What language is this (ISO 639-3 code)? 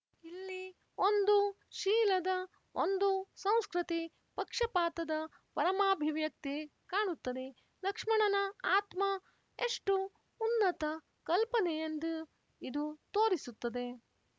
kan